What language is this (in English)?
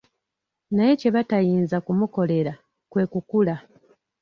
Ganda